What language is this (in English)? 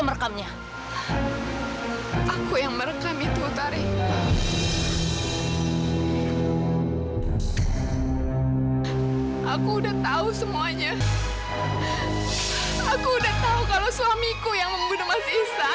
Indonesian